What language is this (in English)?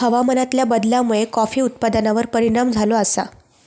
Marathi